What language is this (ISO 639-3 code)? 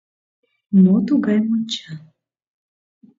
chm